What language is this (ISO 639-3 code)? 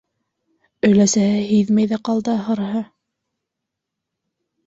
bak